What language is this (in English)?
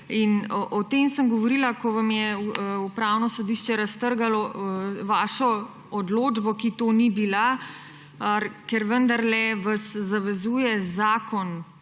Slovenian